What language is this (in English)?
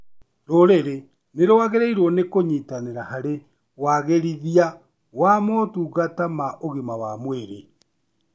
Kikuyu